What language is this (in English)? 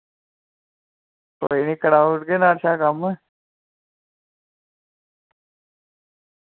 Dogri